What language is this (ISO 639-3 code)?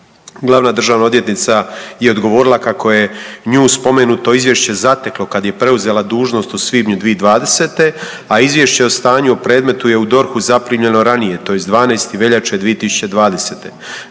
hrv